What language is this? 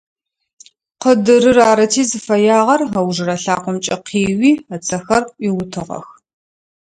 Adyghe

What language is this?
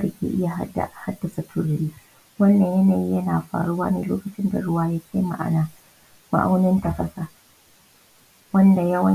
Hausa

